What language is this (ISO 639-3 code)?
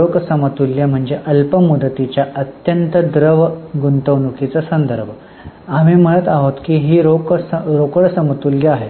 mar